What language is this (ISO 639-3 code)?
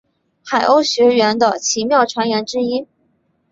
zho